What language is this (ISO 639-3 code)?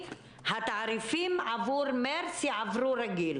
heb